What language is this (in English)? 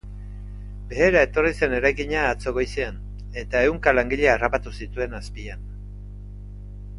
Basque